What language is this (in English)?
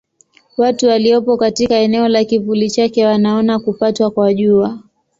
Swahili